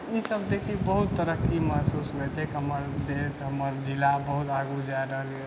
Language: Maithili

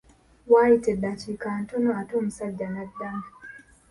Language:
Ganda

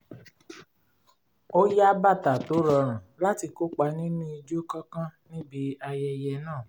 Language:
Yoruba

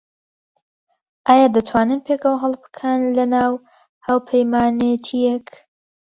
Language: Central Kurdish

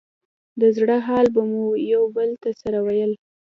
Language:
Pashto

